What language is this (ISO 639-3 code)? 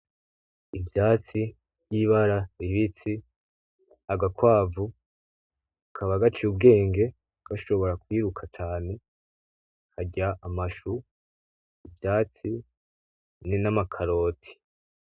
run